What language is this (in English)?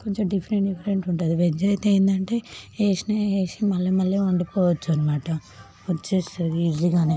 Telugu